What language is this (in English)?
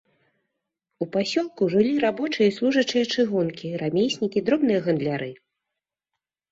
Belarusian